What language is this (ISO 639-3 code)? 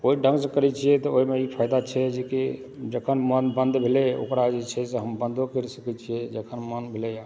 mai